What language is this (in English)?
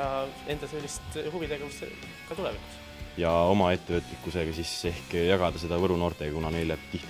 Dutch